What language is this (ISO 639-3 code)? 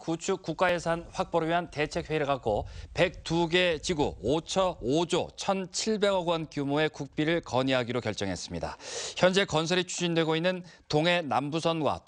kor